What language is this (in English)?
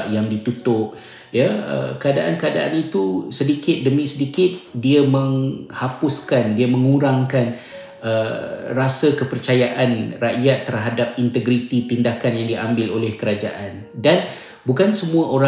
Malay